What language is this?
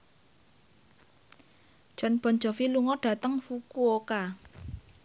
Javanese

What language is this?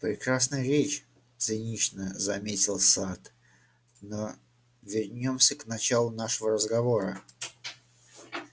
Russian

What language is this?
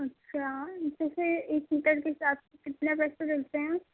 Urdu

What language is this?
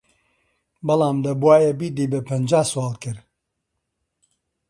Central Kurdish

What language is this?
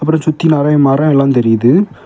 Tamil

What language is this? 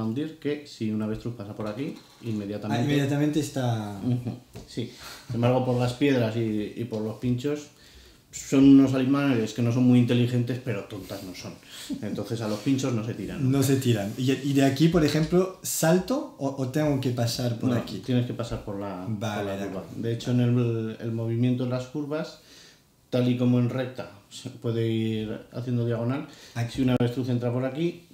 Spanish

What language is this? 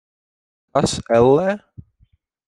Latvian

